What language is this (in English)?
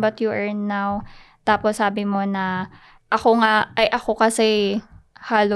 Filipino